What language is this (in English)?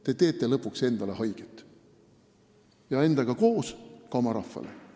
Estonian